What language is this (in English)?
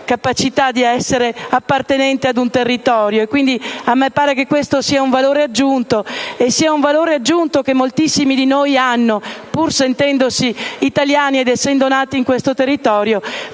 Italian